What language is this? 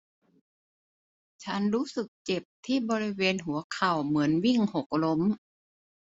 Thai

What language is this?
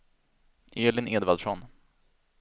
Swedish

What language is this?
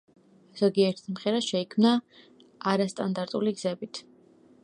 Georgian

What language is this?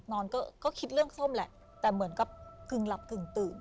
Thai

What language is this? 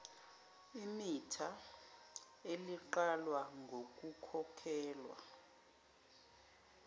Zulu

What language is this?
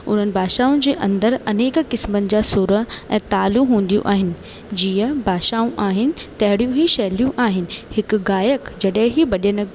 Sindhi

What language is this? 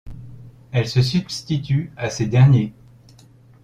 French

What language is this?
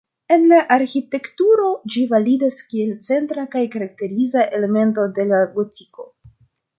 Esperanto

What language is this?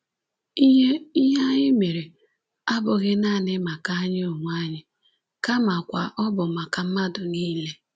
Igbo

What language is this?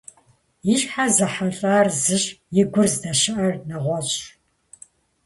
Kabardian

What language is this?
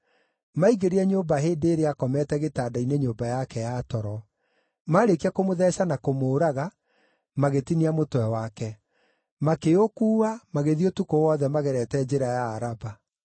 Kikuyu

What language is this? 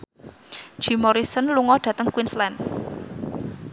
Javanese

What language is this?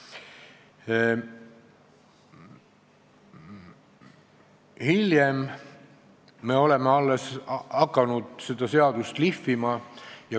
Estonian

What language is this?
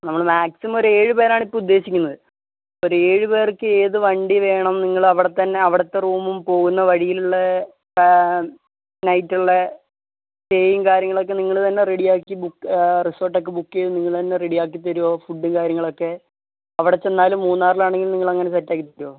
Malayalam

